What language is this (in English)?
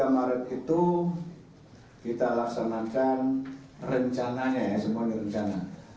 Indonesian